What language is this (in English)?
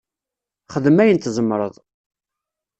Kabyle